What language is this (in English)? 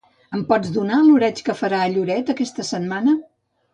Catalan